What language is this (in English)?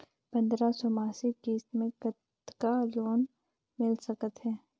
Chhattisgarhi